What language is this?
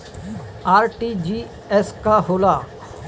Bhojpuri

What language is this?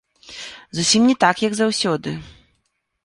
Belarusian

